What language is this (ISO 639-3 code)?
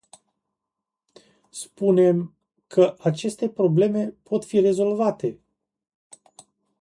ron